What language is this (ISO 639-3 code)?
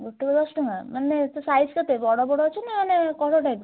ori